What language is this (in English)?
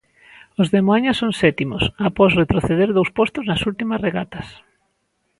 Galician